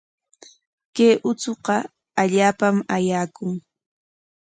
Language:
Corongo Ancash Quechua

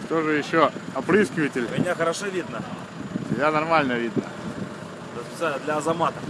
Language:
Russian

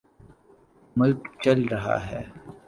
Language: Urdu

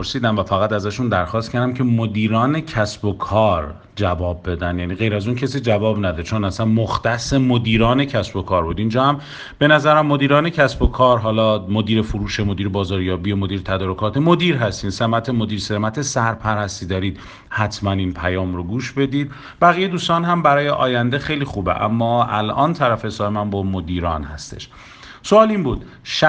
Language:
Persian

